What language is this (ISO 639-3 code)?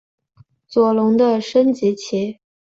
zho